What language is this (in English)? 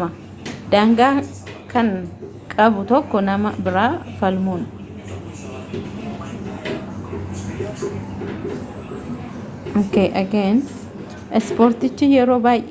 Oromo